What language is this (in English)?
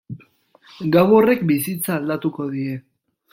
Basque